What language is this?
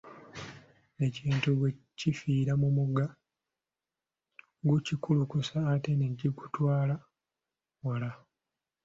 Ganda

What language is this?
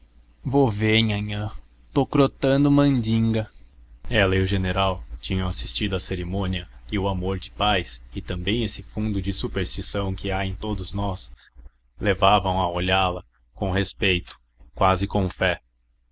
Portuguese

